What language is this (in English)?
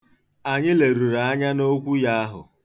Igbo